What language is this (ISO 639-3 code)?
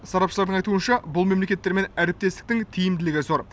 kaz